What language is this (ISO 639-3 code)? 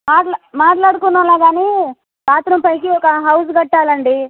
tel